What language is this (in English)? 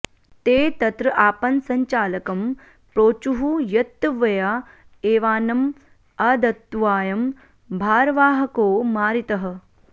Sanskrit